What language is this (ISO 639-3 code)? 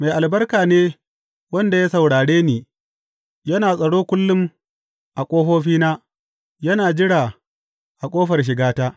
hau